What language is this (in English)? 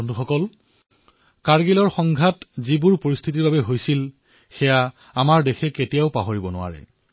Assamese